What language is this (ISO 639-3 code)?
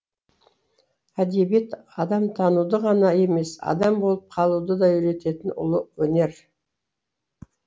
kaz